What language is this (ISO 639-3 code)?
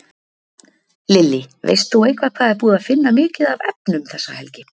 isl